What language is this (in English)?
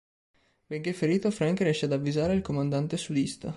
Italian